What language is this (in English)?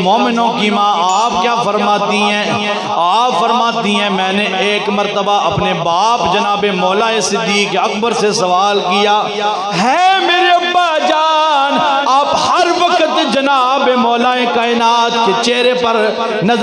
Urdu